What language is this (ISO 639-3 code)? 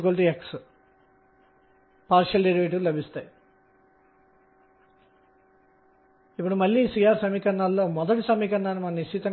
tel